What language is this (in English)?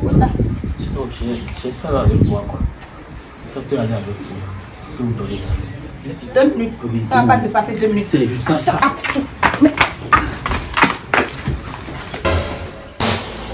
French